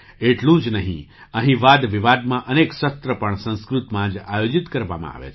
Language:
Gujarati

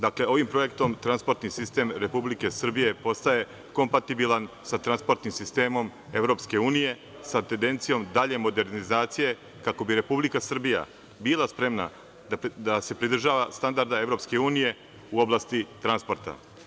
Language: Serbian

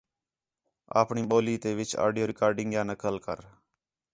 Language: Khetrani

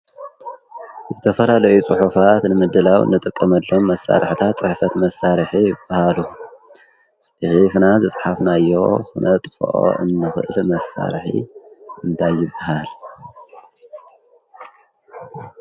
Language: Tigrinya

